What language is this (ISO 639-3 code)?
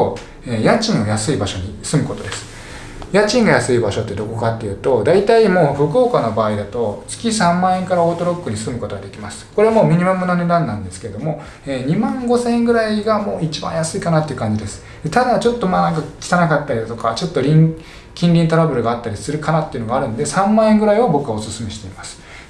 jpn